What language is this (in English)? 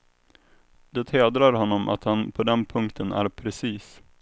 Swedish